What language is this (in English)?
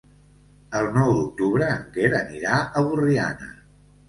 Catalan